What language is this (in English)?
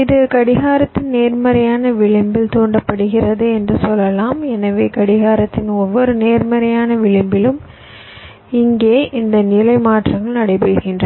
Tamil